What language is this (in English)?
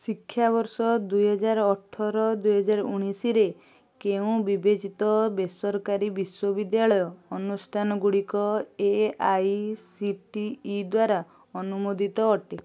Odia